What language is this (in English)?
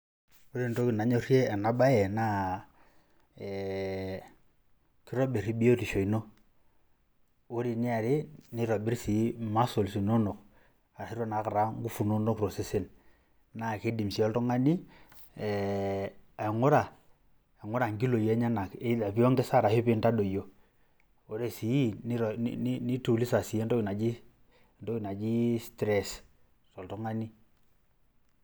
Masai